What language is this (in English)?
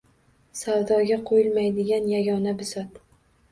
Uzbek